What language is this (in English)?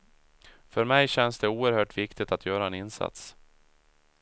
Swedish